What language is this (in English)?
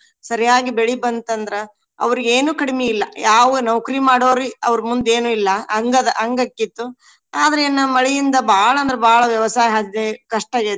Kannada